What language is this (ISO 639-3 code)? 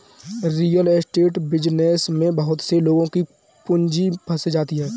hin